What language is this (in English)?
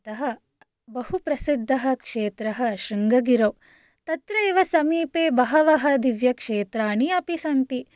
Sanskrit